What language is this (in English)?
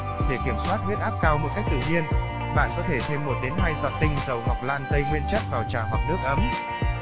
Vietnamese